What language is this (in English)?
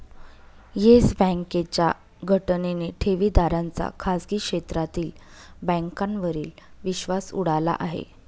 Marathi